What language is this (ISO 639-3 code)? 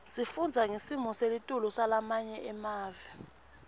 ssw